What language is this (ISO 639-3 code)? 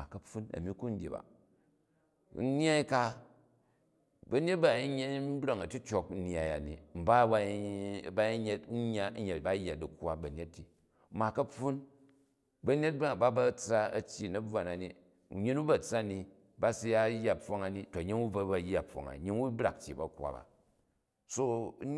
kaj